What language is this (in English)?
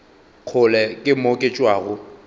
Northern Sotho